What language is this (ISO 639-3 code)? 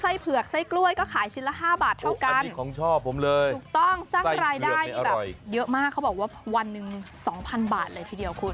tha